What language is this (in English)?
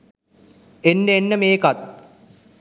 Sinhala